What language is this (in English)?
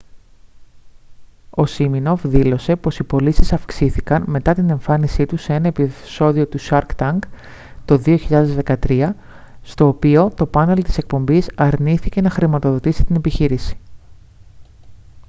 Greek